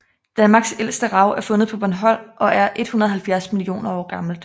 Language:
Danish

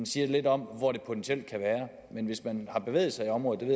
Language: Danish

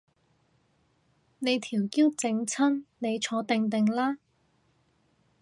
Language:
Cantonese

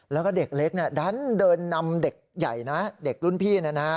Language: Thai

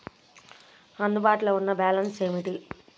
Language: Telugu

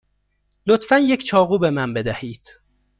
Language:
Persian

